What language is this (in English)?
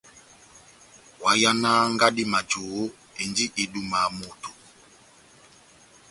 Batanga